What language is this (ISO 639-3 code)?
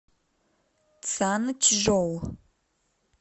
rus